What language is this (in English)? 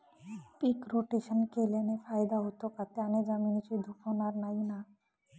Marathi